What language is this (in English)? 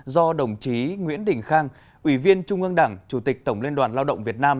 Vietnamese